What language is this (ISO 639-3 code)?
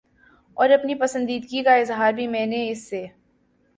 urd